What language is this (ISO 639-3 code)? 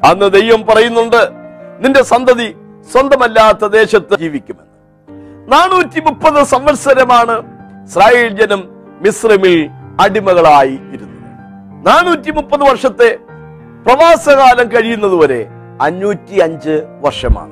mal